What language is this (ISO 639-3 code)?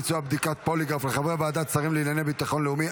heb